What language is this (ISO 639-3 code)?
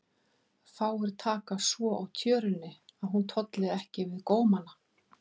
isl